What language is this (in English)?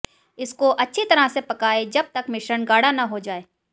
Hindi